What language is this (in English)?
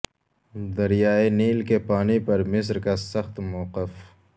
Urdu